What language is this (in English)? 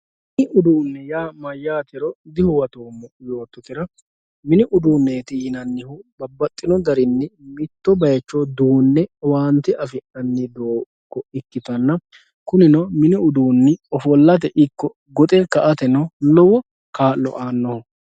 Sidamo